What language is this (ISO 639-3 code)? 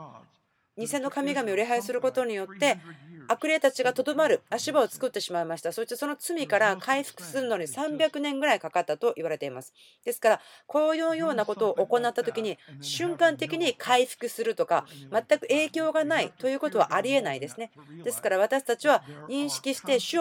jpn